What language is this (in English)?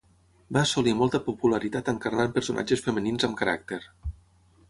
Catalan